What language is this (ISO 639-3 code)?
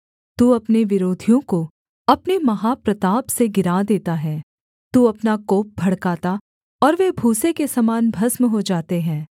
hin